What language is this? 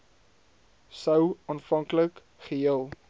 Afrikaans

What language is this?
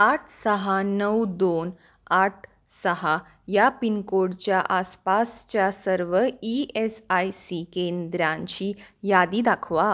Marathi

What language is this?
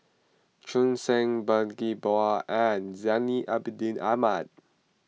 English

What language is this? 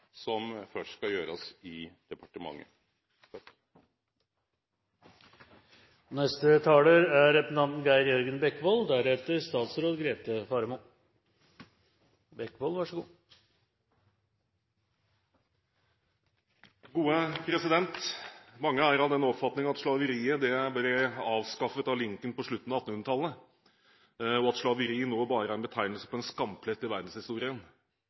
Norwegian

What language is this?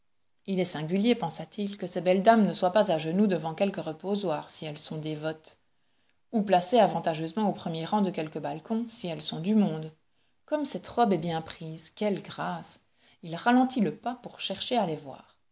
French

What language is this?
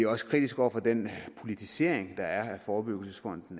Danish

